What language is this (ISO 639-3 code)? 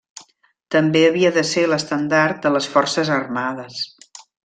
cat